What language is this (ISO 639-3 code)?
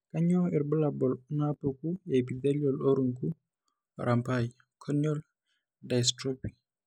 mas